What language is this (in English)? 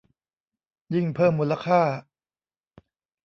Thai